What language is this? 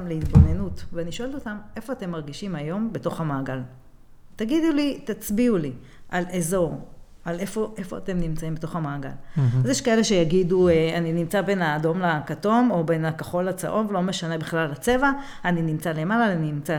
Hebrew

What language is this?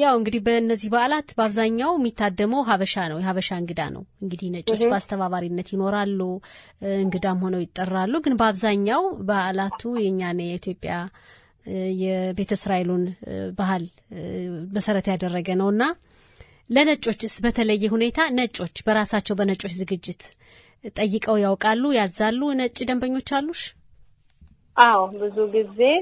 Amharic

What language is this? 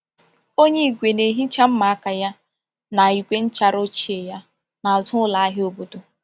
Igbo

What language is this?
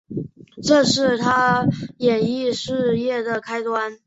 Chinese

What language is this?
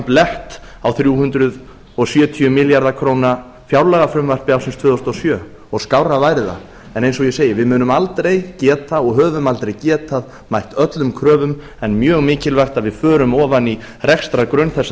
Icelandic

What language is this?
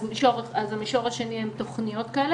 Hebrew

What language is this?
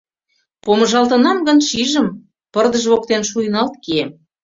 Mari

